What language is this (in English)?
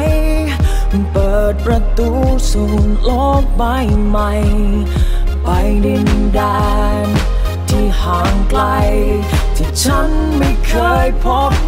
Thai